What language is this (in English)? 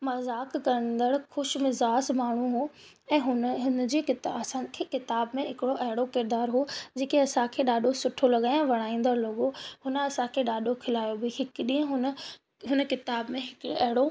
Sindhi